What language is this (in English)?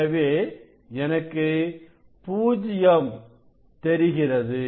Tamil